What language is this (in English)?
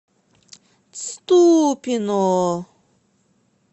Russian